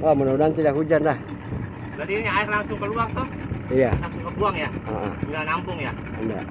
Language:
Indonesian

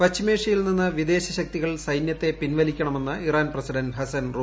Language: Malayalam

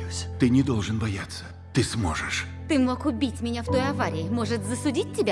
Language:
Russian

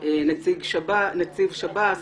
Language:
Hebrew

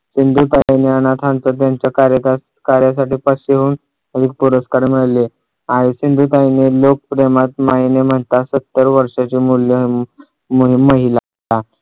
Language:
Marathi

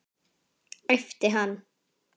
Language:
Icelandic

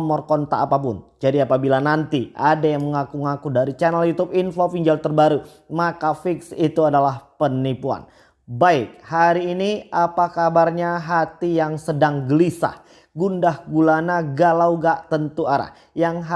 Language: Indonesian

